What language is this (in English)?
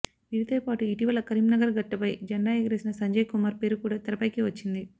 Telugu